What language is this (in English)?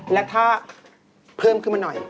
Thai